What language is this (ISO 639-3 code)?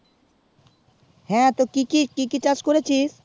ben